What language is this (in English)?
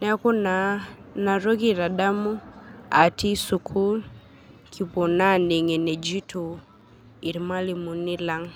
Masai